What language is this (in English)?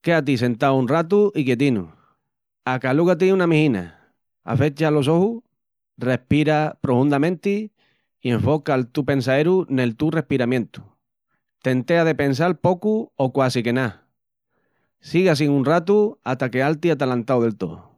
Extremaduran